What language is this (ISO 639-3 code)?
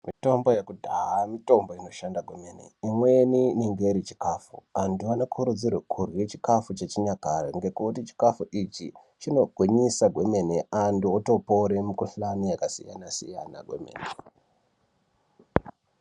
ndc